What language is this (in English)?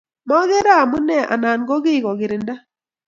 Kalenjin